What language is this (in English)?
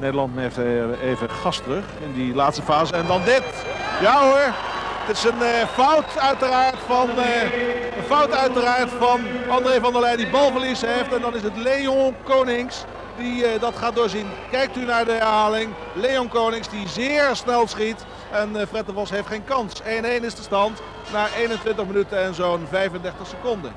Dutch